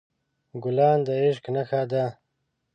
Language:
Pashto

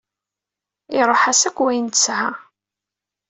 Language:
Kabyle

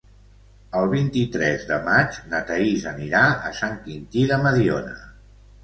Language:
Catalan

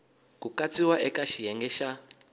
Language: Tsonga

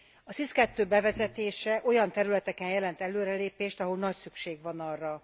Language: Hungarian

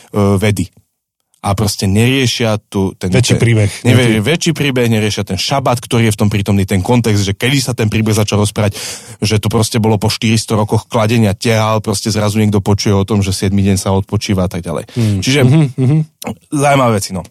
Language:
Slovak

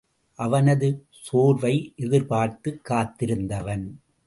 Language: Tamil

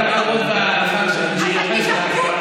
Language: Hebrew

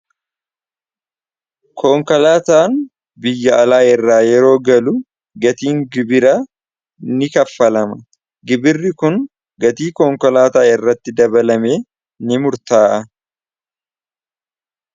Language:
Oromo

